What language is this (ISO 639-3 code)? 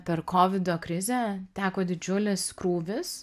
lit